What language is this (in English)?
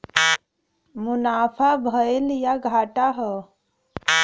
Bhojpuri